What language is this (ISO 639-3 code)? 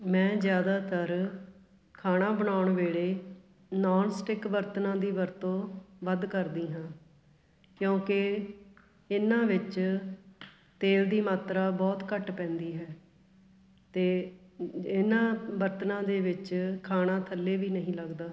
pan